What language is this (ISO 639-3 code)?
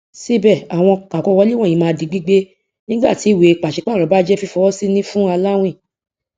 yor